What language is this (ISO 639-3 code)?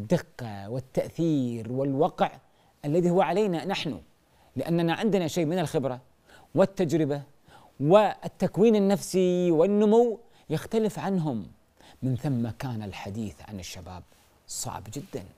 ara